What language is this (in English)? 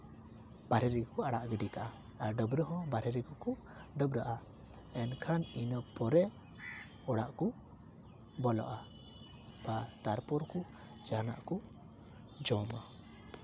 Santali